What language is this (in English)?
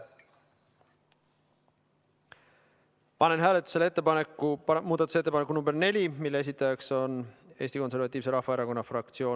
Estonian